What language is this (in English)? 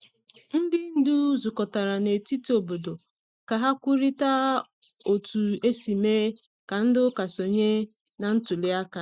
Igbo